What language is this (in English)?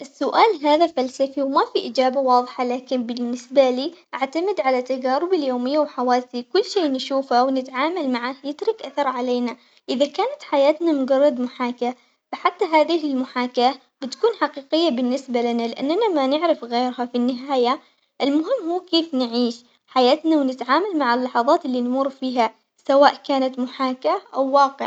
Omani Arabic